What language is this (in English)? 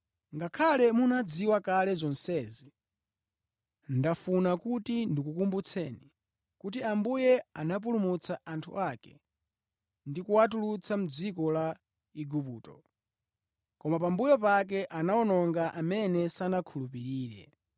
Nyanja